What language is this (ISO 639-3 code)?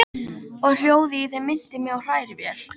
isl